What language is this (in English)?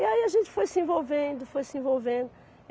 Portuguese